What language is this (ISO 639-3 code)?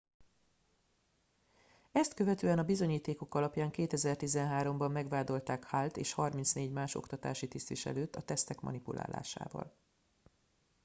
hun